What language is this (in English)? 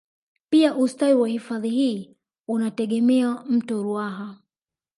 Swahili